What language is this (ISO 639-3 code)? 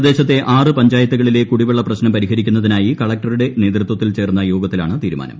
mal